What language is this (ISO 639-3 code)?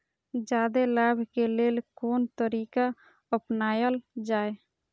mai